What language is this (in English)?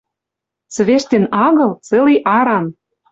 Western Mari